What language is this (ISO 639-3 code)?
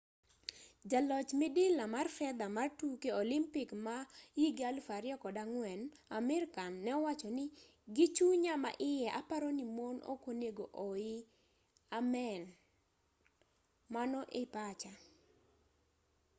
luo